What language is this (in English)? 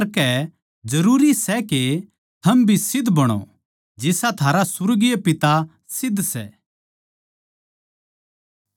Haryanvi